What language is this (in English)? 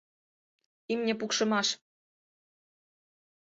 Mari